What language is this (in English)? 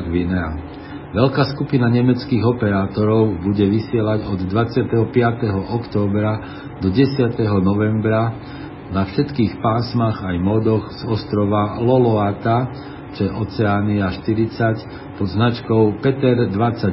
Slovak